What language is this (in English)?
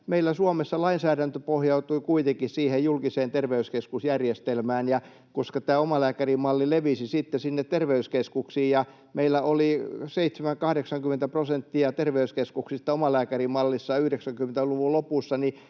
Finnish